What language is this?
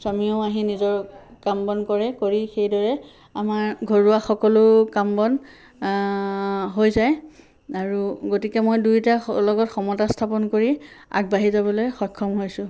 Assamese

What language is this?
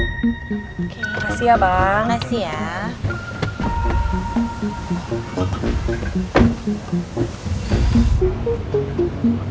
Indonesian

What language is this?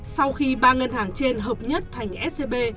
Vietnamese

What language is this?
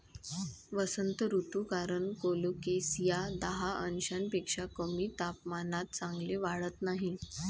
Marathi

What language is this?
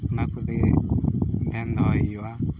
Santali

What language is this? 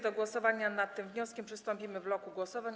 Polish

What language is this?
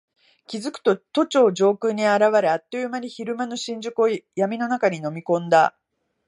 Japanese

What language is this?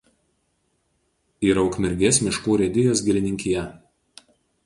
Lithuanian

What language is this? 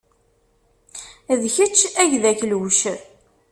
Kabyle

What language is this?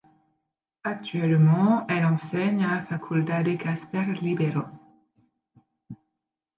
French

